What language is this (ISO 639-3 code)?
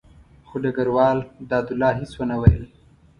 pus